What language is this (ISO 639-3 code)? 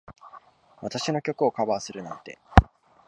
jpn